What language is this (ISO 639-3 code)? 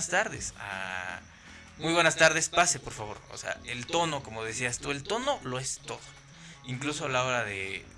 spa